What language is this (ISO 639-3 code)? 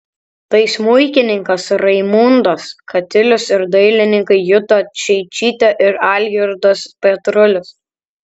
lit